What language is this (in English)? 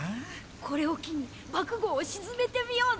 Japanese